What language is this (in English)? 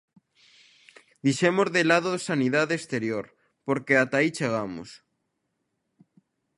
Galician